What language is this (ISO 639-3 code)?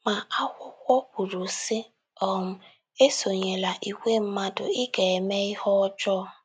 ibo